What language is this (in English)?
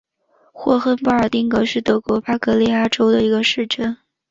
Chinese